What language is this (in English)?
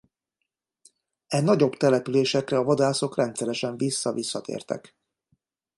Hungarian